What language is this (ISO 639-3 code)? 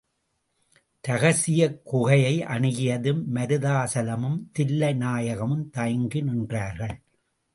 tam